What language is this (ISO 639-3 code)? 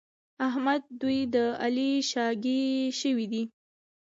pus